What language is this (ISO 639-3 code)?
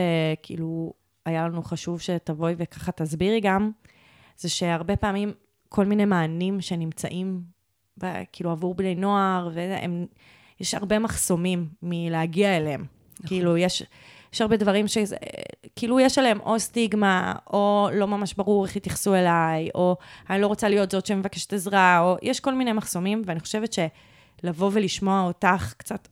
heb